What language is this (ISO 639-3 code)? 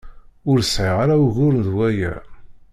kab